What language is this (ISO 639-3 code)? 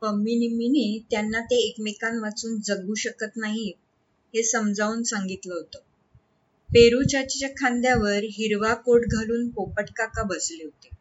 mar